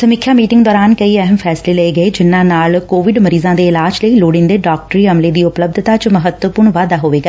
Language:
Punjabi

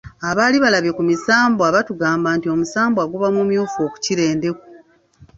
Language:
Ganda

